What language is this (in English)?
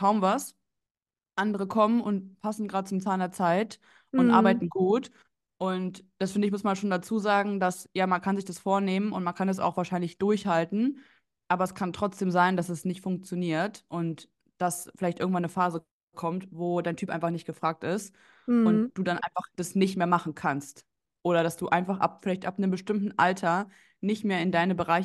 German